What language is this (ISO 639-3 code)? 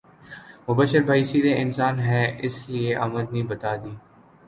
urd